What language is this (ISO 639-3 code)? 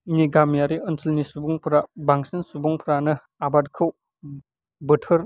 brx